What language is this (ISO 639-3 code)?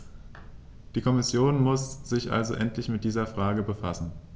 deu